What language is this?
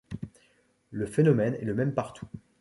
French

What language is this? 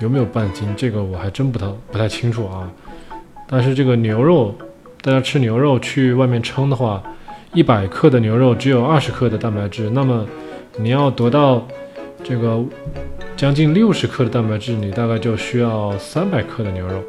Chinese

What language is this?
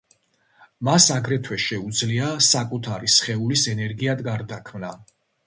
Georgian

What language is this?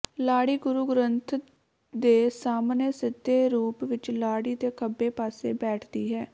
Punjabi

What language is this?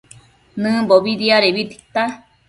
Matsés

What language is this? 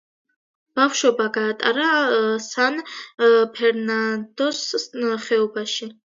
Georgian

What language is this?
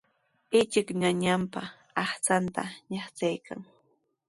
Sihuas Ancash Quechua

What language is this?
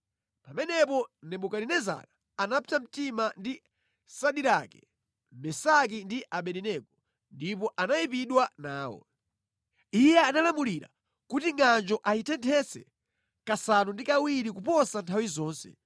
Nyanja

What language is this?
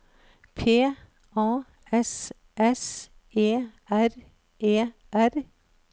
Norwegian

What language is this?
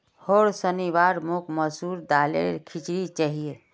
Magahi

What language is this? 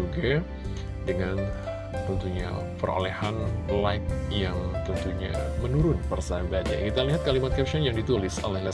Indonesian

